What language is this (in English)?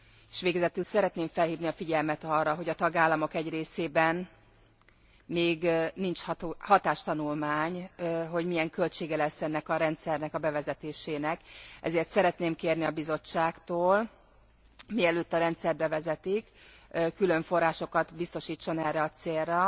Hungarian